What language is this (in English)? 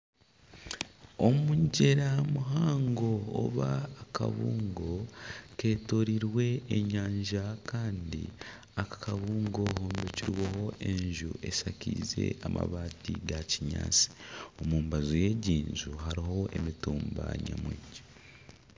Nyankole